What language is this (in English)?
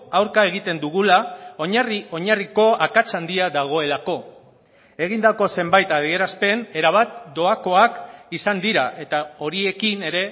Basque